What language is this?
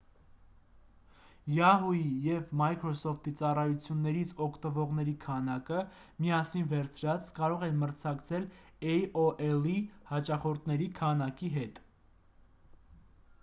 Armenian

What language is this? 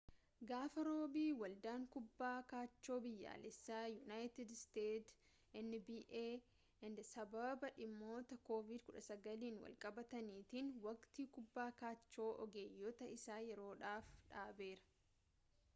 Oromo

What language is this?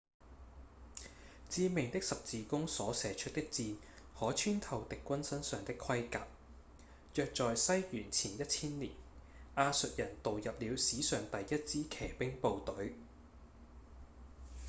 Cantonese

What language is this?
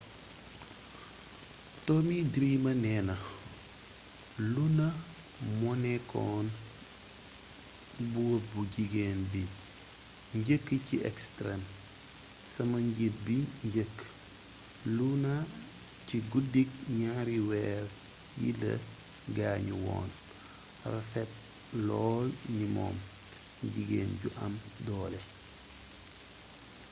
Wolof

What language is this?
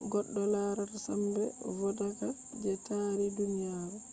Fula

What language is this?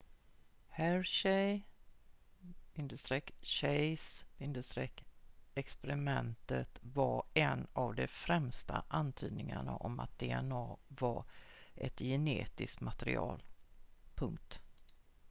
Swedish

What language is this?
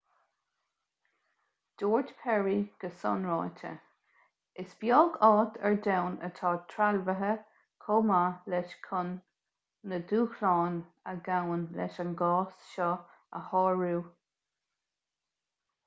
Irish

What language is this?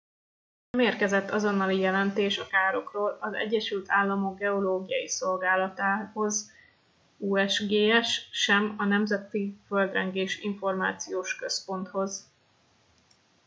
Hungarian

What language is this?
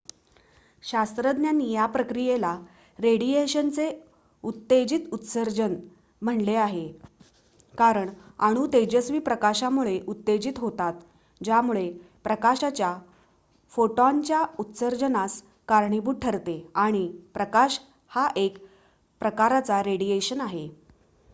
Marathi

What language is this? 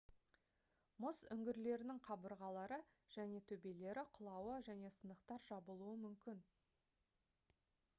Kazakh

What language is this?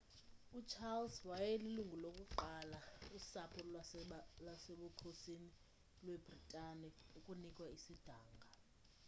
Xhosa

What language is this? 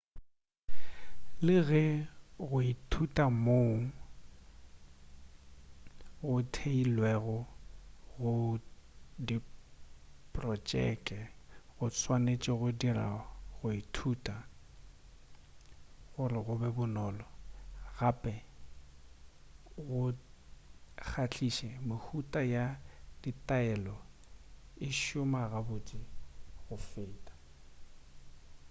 Northern Sotho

